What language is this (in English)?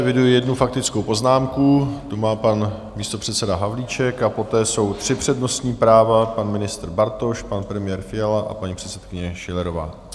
Czech